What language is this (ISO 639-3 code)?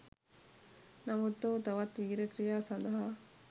sin